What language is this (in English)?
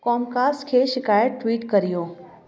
Sindhi